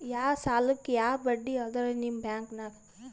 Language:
Kannada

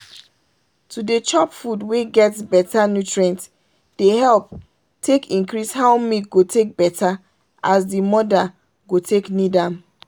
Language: Nigerian Pidgin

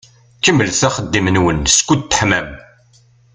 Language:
Kabyle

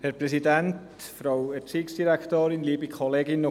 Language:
Swiss German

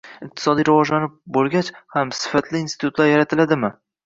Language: Uzbek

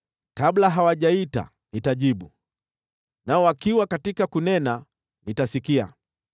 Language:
Swahili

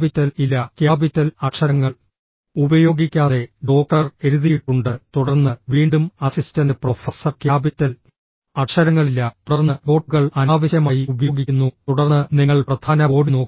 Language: Malayalam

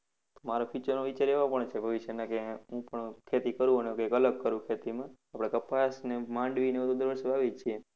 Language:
Gujarati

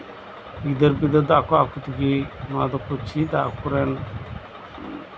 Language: Santali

